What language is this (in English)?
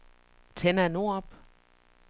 Danish